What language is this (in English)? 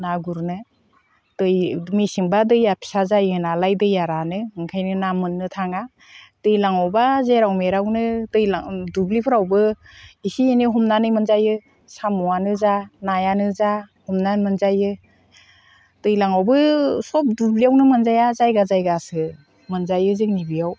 Bodo